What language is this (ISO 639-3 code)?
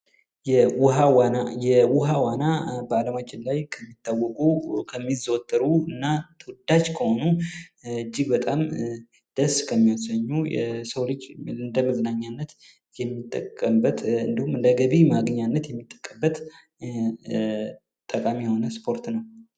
amh